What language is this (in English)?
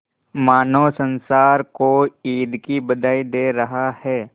Hindi